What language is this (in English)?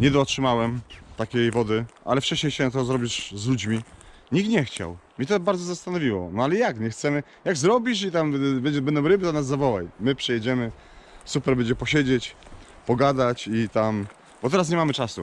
Polish